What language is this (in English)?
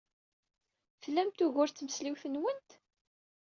Kabyle